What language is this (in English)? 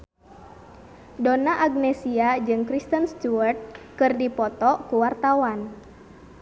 Sundanese